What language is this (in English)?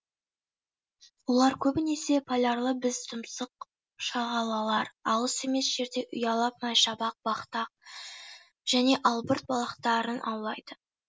Kazakh